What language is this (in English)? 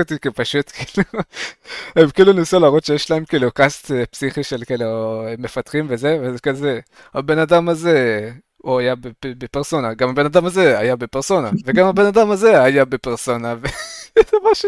Hebrew